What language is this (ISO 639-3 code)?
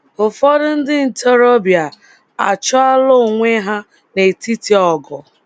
ibo